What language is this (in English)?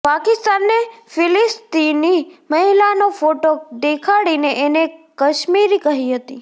Gujarati